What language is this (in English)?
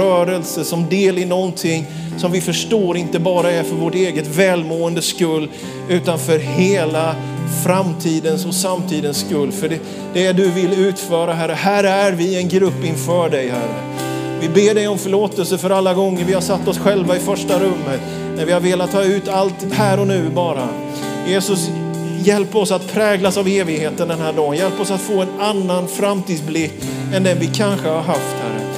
Swedish